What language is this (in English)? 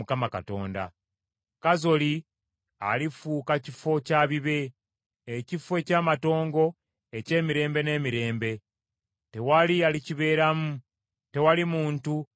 Ganda